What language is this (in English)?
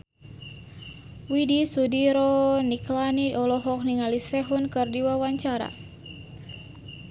Sundanese